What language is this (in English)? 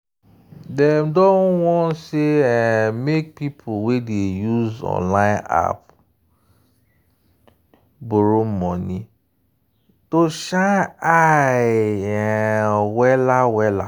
Nigerian Pidgin